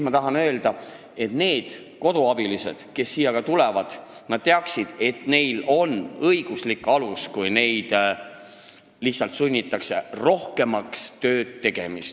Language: Estonian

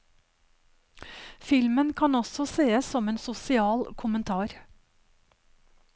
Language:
Norwegian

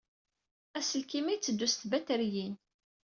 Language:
Kabyle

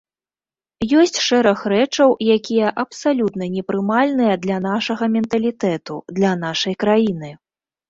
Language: Belarusian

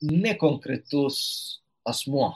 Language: Lithuanian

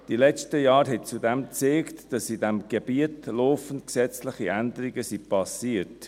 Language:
Swiss German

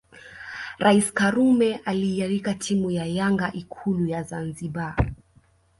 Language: Swahili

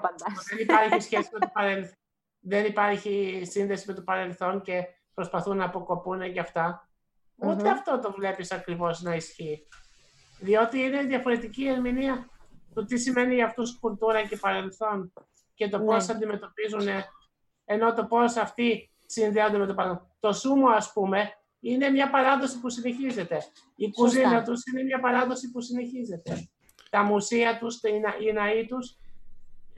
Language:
Greek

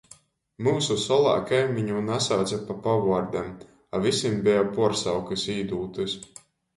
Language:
Latgalian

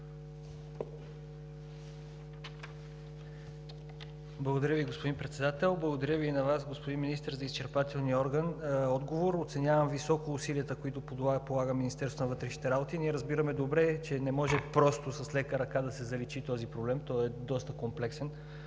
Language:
Bulgarian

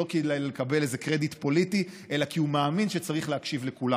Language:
Hebrew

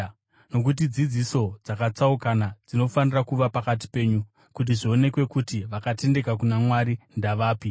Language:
Shona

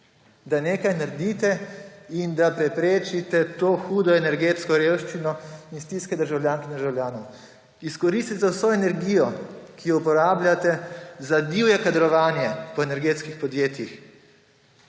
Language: Slovenian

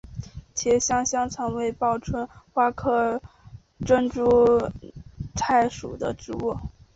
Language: Chinese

